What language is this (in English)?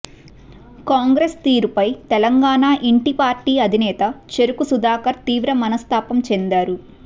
Telugu